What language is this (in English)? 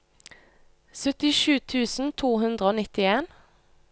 Norwegian